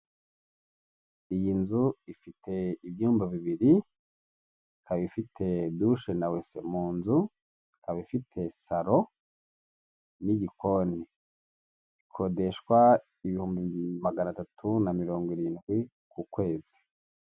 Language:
Kinyarwanda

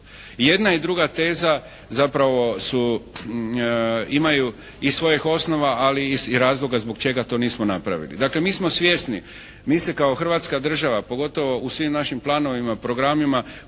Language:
Croatian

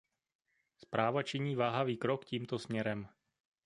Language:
Czech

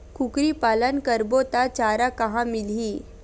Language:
Chhattisgarhi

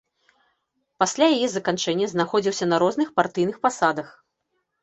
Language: Belarusian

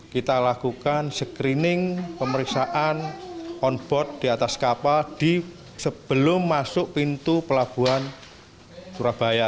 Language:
Indonesian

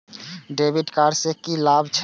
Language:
Maithili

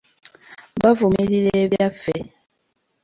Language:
Ganda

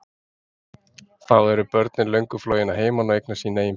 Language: Icelandic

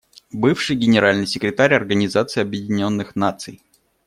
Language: Russian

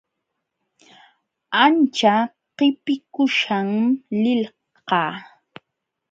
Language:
Jauja Wanca Quechua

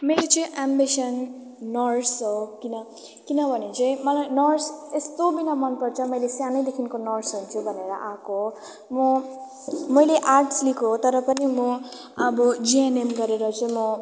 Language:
Nepali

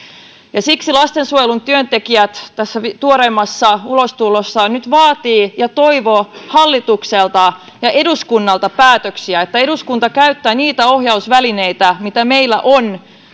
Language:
Finnish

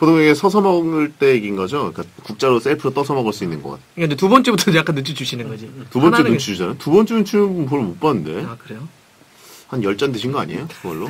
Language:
Korean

